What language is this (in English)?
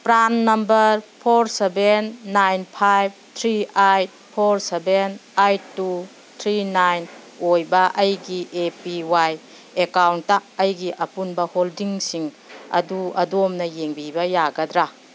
Manipuri